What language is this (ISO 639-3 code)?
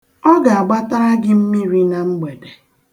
ibo